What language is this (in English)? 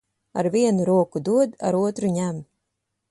Latvian